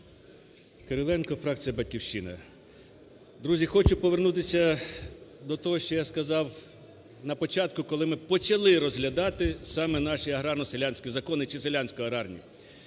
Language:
Ukrainian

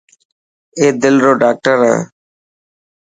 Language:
Dhatki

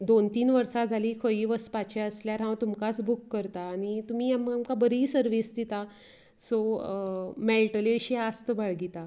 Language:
Konkani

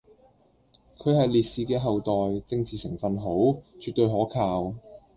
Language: Cantonese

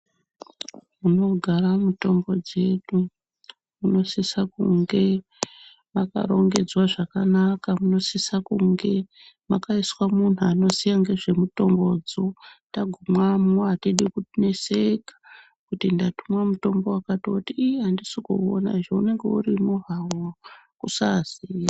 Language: Ndau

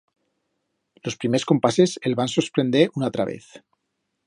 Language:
Aragonese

